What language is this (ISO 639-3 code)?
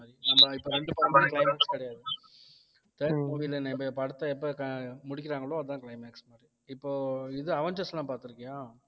tam